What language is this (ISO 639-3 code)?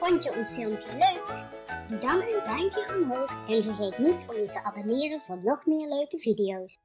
nld